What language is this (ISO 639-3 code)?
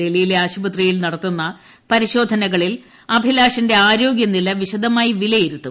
mal